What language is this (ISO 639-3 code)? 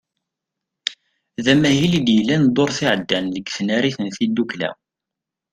kab